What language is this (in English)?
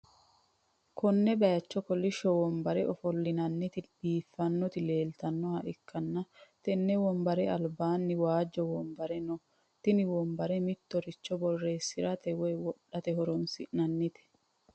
Sidamo